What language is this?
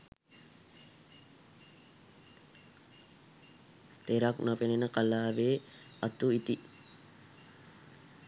Sinhala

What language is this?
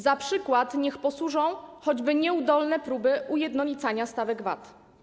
Polish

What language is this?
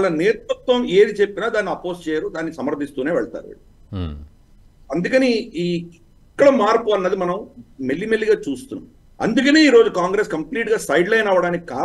Telugu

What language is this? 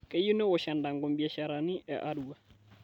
Masai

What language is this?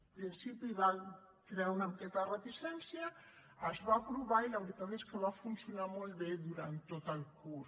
Catalan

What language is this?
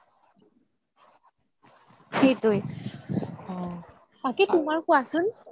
Assamese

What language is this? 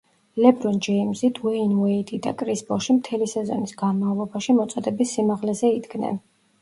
Georgian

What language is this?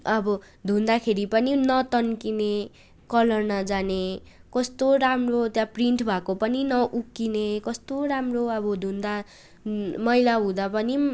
Nepali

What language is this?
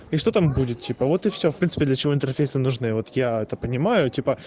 Russian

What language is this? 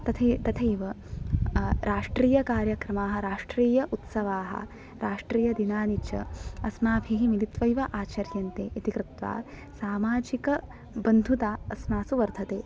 Sanskrit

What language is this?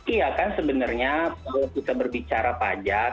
Indonesian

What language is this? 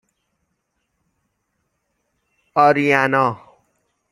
Persian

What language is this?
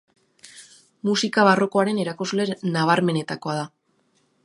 Basque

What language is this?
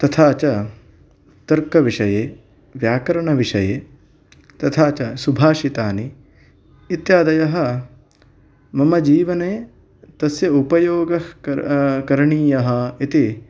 Sanskrit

